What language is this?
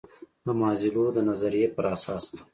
Pashto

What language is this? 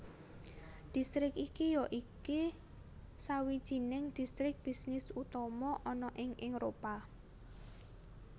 Javanese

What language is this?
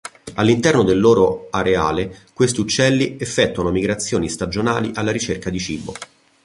Italian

